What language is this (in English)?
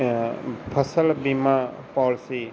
Punjabi